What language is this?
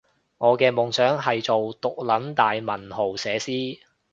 Cantonese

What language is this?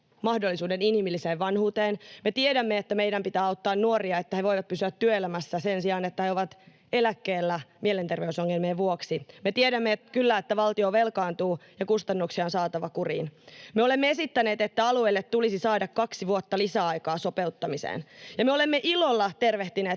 Finnish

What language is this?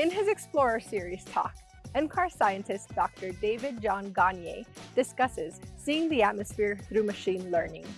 English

